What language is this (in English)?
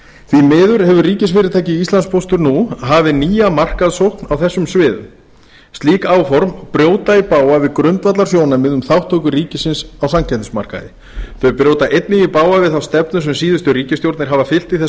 Icelandic